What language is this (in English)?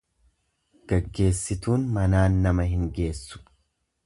Oromo